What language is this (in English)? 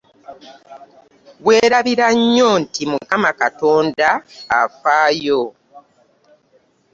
Ganda